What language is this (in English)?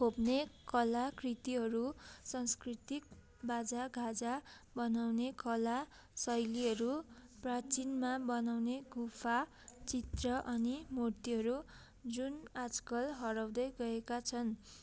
Nepali